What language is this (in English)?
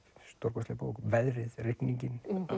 Icelandic